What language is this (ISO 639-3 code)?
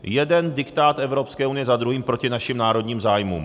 ces